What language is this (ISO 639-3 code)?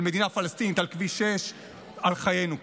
heb